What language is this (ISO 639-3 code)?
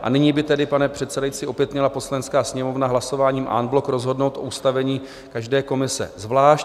ces